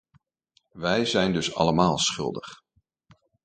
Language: Dutch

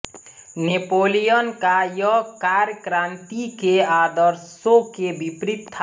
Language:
Hindi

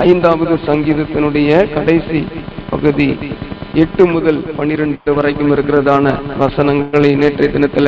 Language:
Tamil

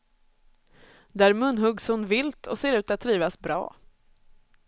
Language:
Swedish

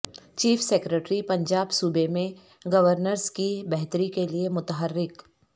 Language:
Urdu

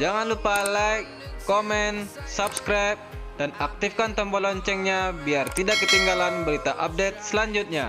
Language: Indonesian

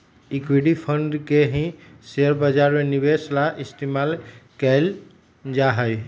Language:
Magahi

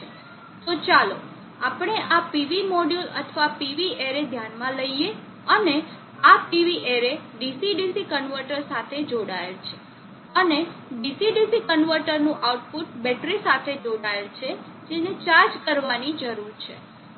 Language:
Gujarati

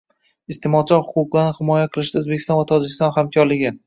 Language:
Uzbek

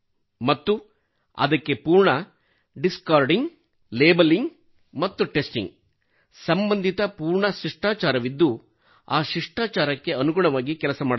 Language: Kannada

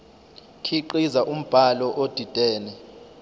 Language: Zulu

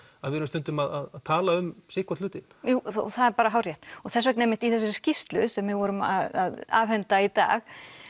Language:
Icelandic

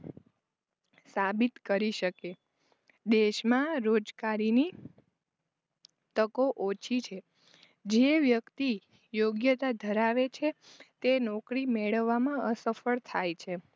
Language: Gujarati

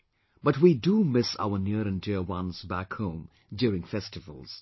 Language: English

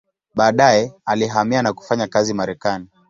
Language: Swahili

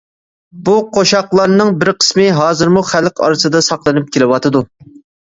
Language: Uyghur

